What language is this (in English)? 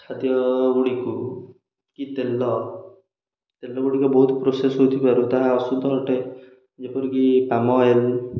Odia